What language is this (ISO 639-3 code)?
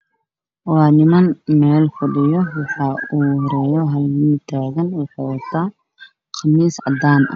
som